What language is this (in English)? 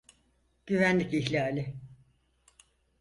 Turkish